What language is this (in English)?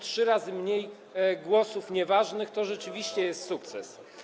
Polish